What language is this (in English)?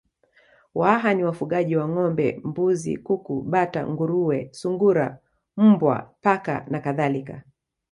Swahili